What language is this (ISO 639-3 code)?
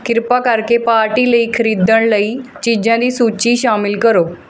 pan